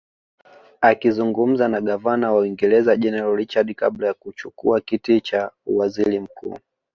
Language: Swahili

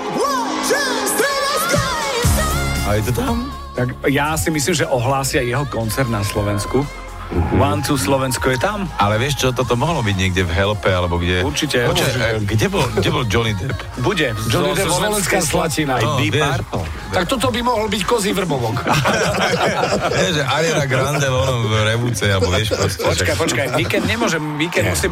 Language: Slovak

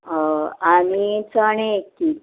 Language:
Konkani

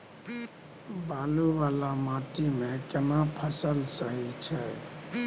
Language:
Maithili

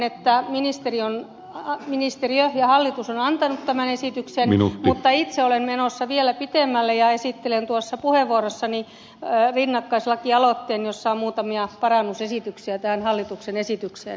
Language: Finnish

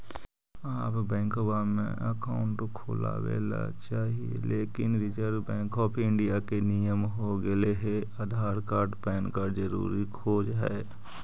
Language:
Magahi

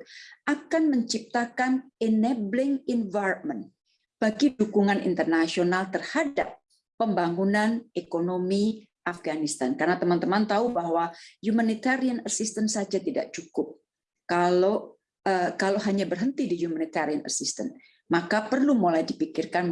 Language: Indonesian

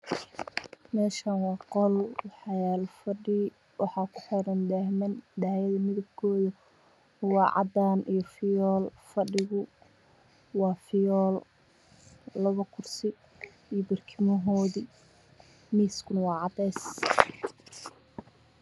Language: Somali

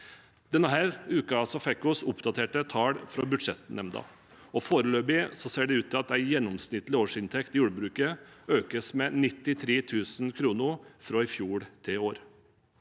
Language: Norwegian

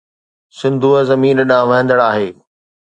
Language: Sindhi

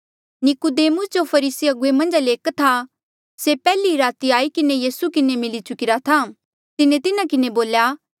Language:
Mandeali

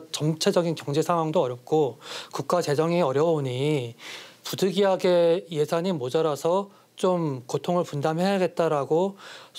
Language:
Korean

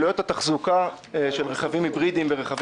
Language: Hebrew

